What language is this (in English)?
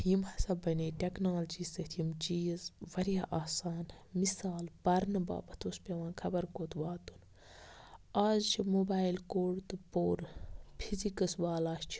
Kashmiri